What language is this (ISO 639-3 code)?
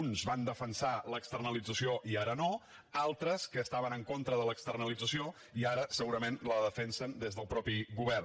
cat